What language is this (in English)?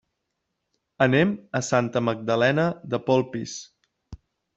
Catalan